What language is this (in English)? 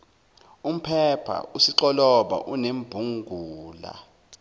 Zulu